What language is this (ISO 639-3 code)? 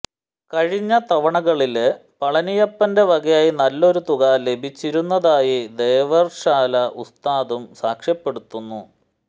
mal